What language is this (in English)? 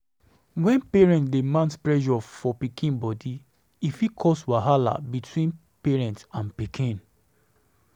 Nigerian Pidgin